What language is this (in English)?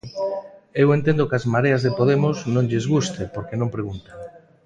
Galician